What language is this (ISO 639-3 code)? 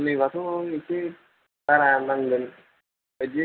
brx